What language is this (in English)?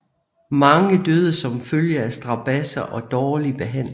Danish